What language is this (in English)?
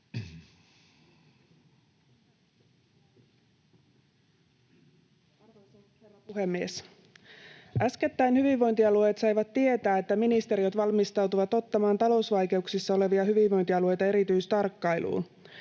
Finnish